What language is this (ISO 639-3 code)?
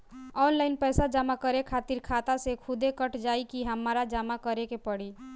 bho